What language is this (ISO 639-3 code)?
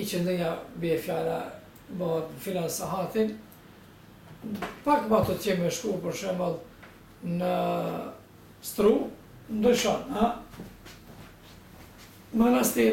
ron